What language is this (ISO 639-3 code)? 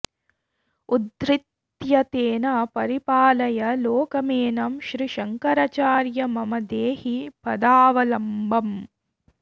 san